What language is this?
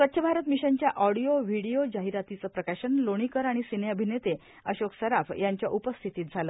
Marathi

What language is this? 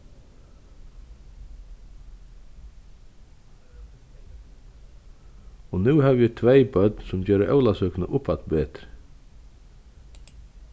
Faroese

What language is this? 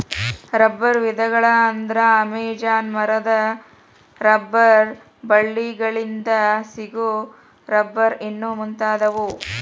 Kannada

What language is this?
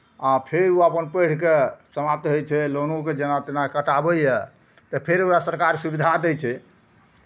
Maithili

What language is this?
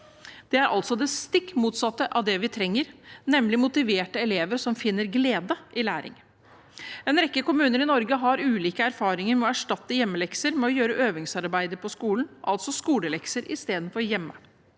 Norwegian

